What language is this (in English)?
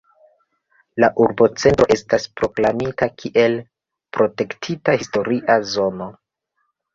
Esperanto